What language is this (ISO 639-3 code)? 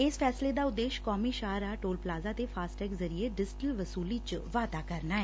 pan